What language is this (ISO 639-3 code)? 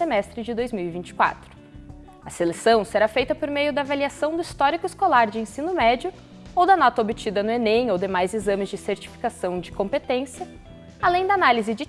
por